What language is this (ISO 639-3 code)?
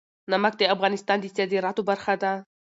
pus